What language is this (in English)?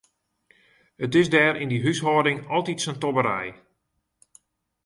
Western Frisian